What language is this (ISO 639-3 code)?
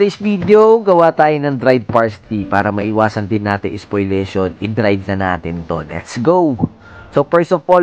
fil